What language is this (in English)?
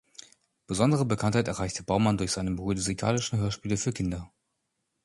German